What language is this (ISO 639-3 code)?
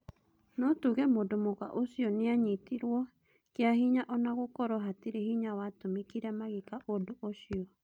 kik